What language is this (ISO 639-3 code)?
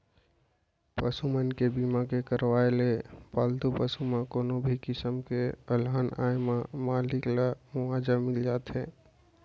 hne